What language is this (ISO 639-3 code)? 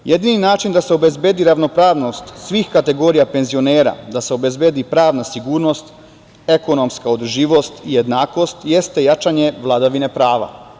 srp